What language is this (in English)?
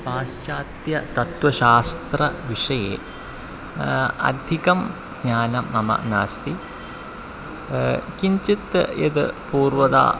Sanskrit